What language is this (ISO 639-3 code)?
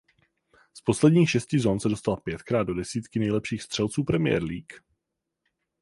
ces